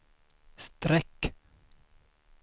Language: Swedish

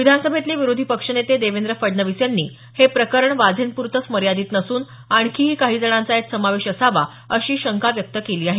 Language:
Marathi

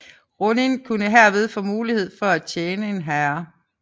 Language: Danish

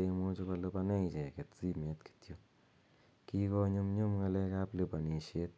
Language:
Kalenjin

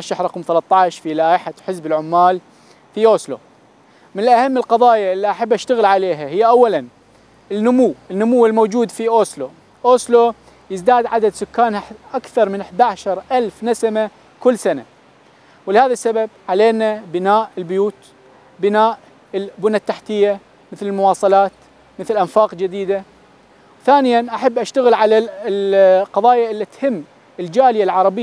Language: Arabic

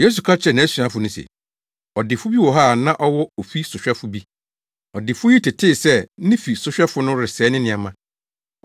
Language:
Akan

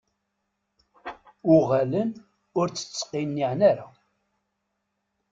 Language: Kabyle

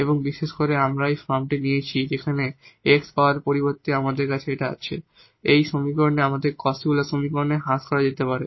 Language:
Bangla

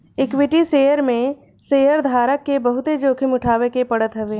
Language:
Bhojpuri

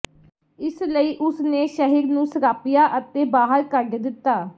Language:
Punjabi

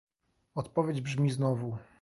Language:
Polish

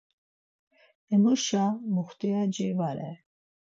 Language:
Laz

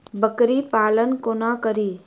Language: Maithili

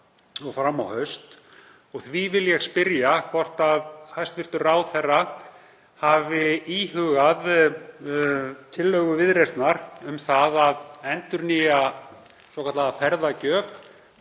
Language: Icelandic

